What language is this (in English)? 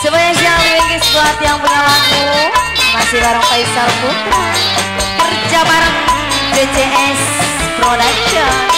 Indonesian